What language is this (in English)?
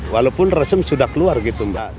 Indonesian